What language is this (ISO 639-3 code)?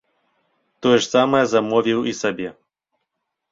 bel